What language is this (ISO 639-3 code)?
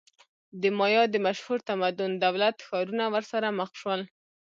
pus